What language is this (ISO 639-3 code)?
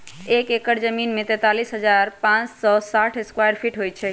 mag